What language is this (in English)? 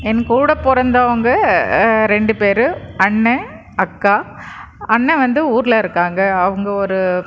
Tamil